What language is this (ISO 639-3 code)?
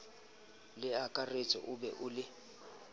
sot